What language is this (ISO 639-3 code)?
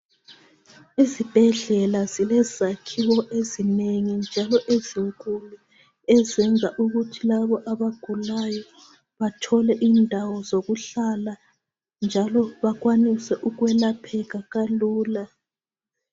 nde